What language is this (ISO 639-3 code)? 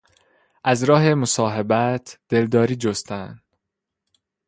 fas